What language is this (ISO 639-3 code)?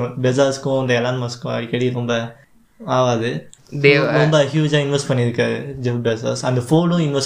tam